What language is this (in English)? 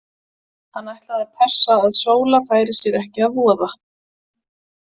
Icelandic